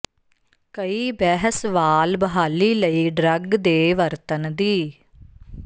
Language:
Punjabi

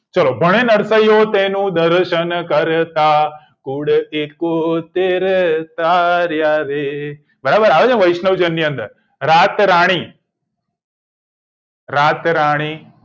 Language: Gujarati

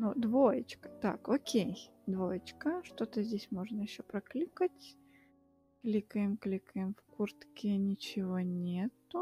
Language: Russian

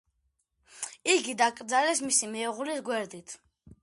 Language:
Georgian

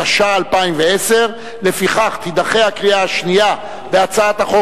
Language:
Hebrew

